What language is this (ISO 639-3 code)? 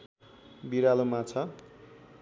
nep